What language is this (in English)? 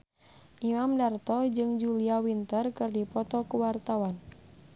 Sundanese